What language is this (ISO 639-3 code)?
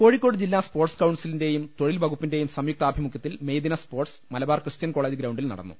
mal